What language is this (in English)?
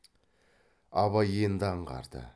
Kazakh